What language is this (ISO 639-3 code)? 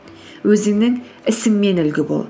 kaz